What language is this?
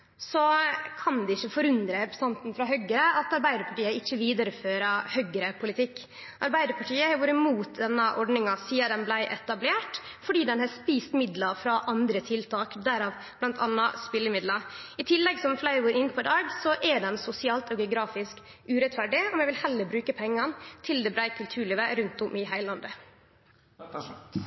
Norwegian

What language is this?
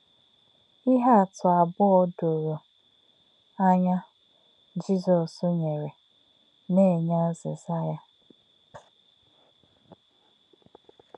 Igbo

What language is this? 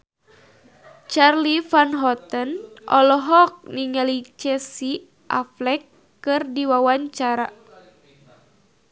Sundanese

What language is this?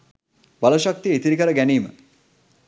Sinhala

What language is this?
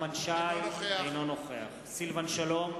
Hebrew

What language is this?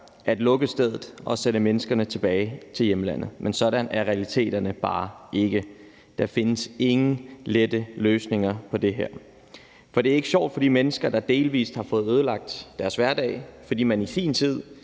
Danish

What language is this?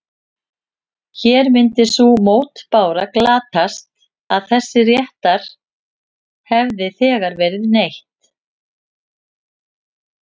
Icelandic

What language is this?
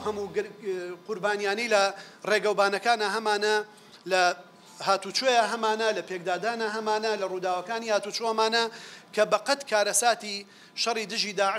Arabic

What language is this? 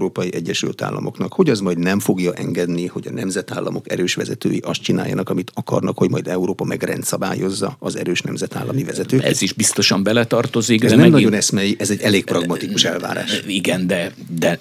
Hungarian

